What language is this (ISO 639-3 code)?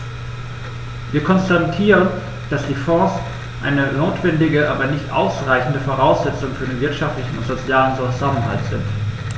deu